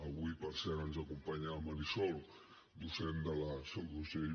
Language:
Catalan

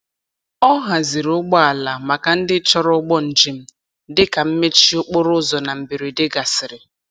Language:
Igbo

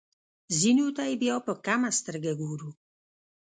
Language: Pashto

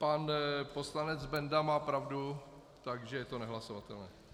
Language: Czech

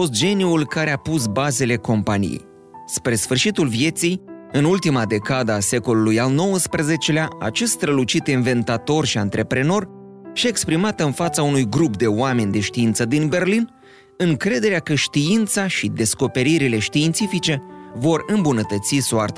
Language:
Romanian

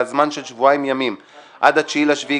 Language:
Hebrew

